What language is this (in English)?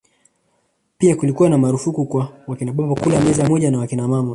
Swahili